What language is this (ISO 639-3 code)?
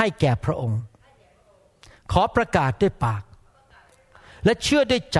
tha